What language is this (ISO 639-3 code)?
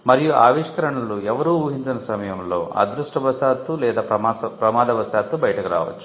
tel